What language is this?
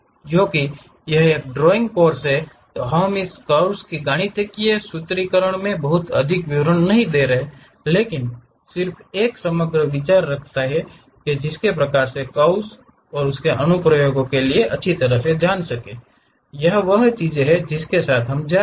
Hindi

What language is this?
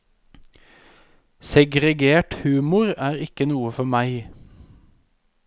Norwegian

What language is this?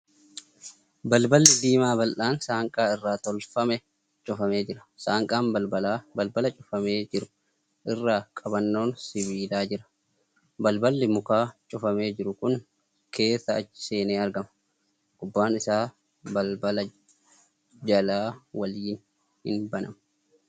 Oromo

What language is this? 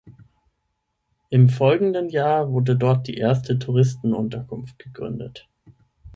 German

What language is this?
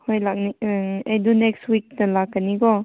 Manipuri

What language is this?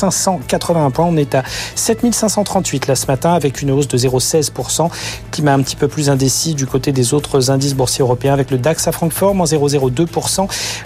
French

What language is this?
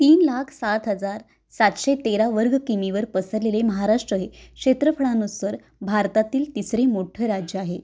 Marathi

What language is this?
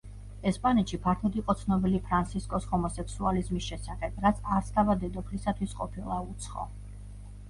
Georgian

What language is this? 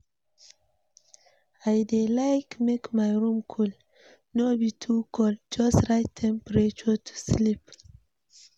Nigerian Pidgin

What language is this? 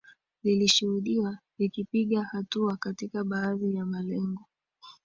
Swahili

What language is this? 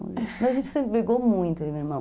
Portuguese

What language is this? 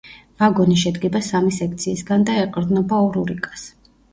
Georgian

